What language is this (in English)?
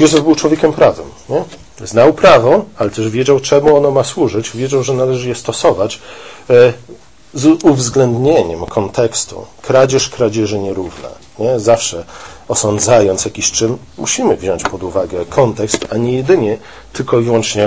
Polish